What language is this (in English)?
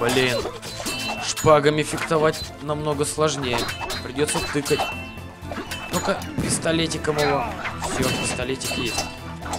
Russian